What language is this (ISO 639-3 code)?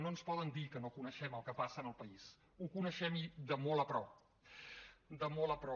cat